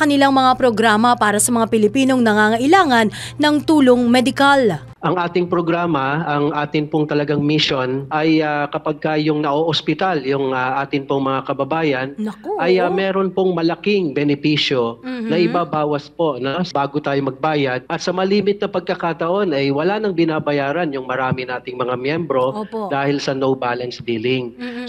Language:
Filipino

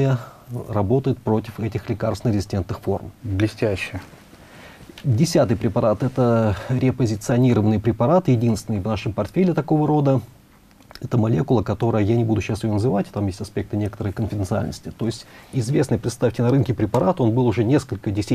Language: Russian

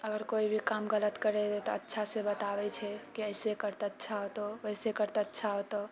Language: Maithili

